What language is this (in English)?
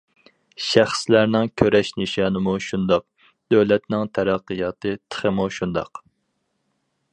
Uyghur